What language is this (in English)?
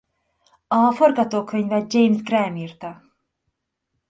Hungarian